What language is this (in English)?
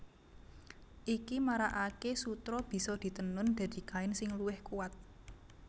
Javanese